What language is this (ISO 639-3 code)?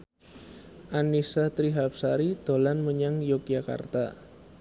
jav